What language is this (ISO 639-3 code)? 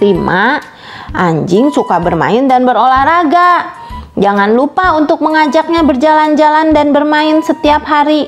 ind